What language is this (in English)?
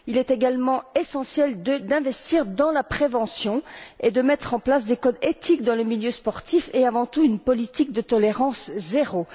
French